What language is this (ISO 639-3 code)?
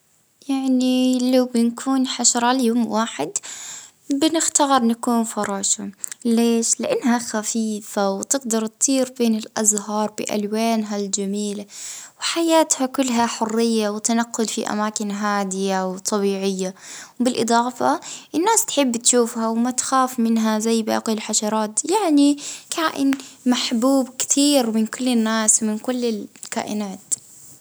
ayl